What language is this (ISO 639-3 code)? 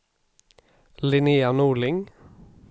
swe